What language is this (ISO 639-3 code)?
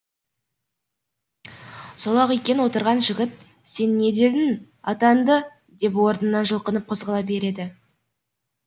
kaz